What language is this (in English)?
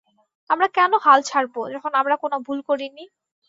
Bangla